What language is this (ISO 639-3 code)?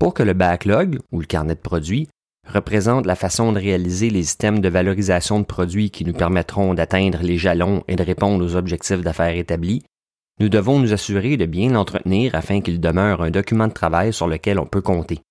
fra